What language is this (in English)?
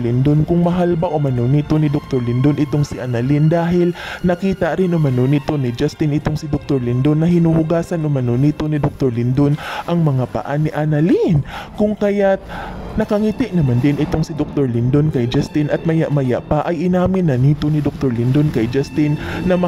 Filipino